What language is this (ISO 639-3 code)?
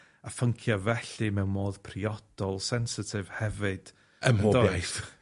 cym